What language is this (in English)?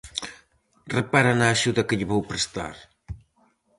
Galician